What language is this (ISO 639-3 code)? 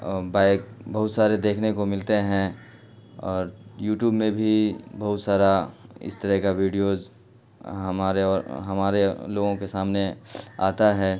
urd